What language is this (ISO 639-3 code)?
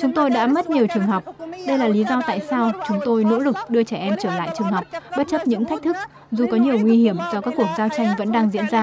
vie